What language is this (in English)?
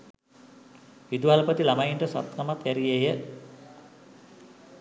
Sinhala